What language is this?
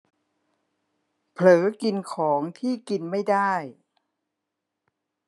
Thai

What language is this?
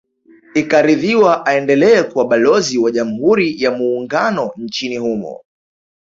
Swahili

